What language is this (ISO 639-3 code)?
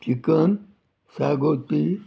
kok